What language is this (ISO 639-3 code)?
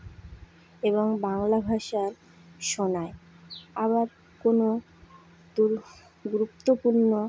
ben